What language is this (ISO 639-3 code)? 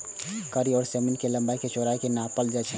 mai